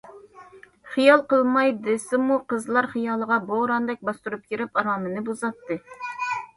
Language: Uyghur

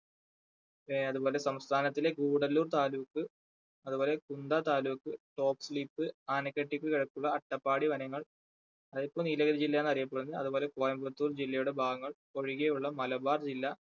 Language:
Malayalam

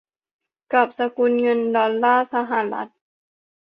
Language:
Thai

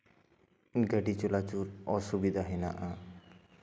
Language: Santali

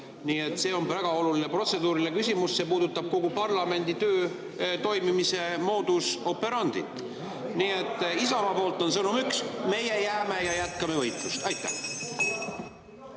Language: Estonian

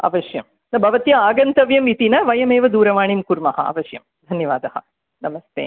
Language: Sanskrit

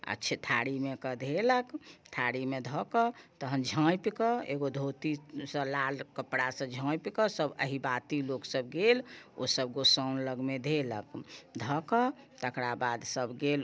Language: Maithili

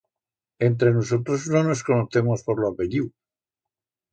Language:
Aragonese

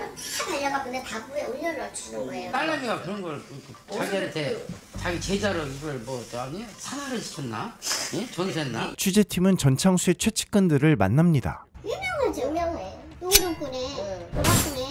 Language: Korean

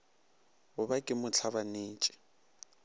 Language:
Northern Sotho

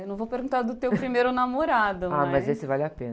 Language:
Portuguese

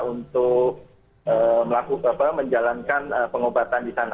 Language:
Indonesian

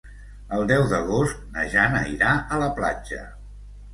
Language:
Catalan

